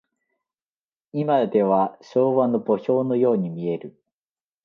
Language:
Japanese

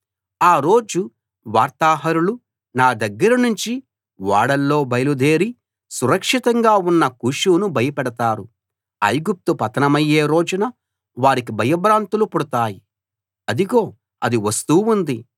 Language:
Telugu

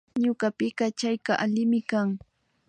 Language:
Imbabura Highland Quichua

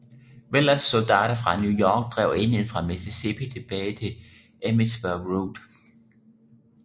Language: Danish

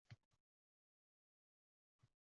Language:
Uzbek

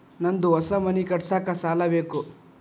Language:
Kannada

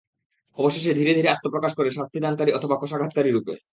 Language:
Bangla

